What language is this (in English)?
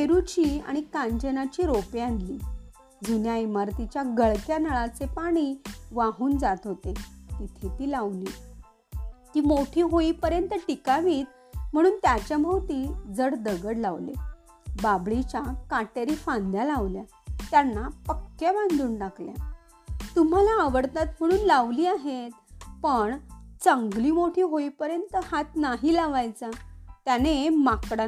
Marathi